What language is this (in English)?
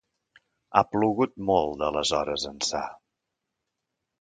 Catalan